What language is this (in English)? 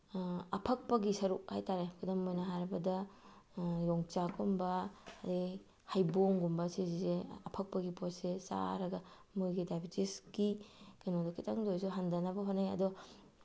Manipuri